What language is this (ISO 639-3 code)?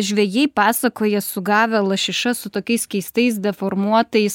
lit